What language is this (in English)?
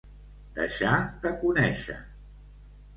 Catalan